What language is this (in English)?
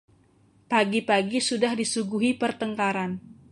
Indonesian